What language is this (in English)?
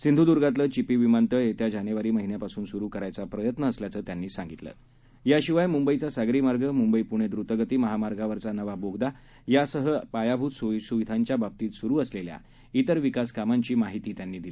Marathi